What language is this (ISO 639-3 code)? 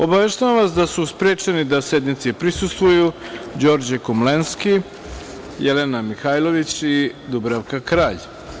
srp